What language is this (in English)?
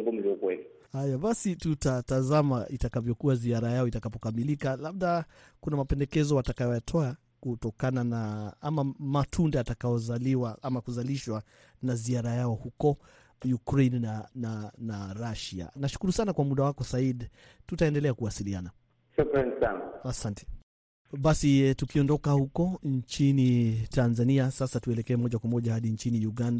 Swahili